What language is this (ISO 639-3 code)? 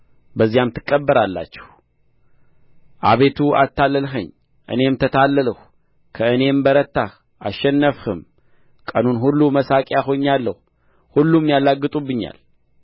amh